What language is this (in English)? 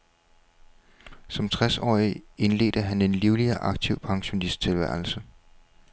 Danish